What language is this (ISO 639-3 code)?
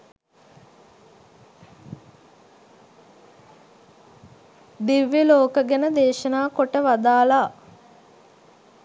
sin